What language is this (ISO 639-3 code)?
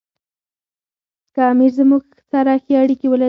pus